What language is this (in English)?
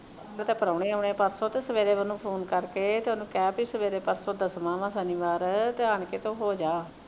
Punjabi